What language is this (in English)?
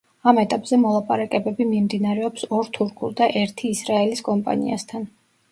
Georgian